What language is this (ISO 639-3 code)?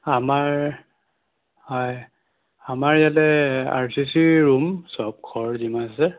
asm